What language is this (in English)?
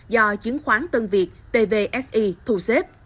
Vietnamese